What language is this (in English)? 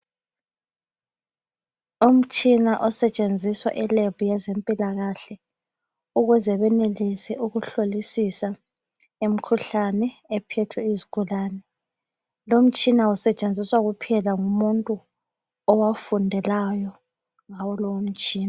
North Ndebele